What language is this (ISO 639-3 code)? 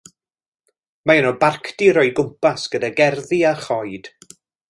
cym